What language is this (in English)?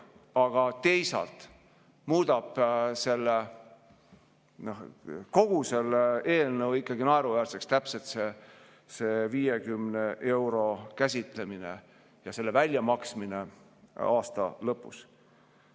Estonian